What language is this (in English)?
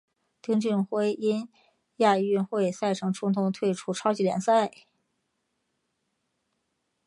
Chinese